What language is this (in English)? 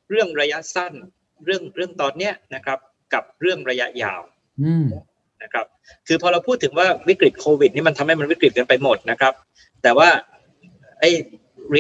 Thai